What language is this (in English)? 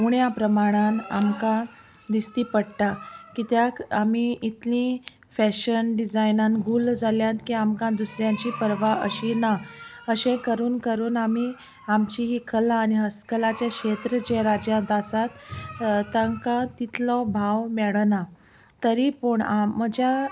Konkani